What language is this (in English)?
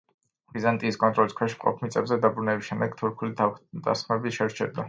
Georgian